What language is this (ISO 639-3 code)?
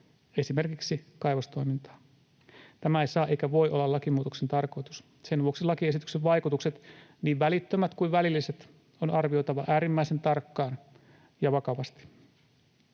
fin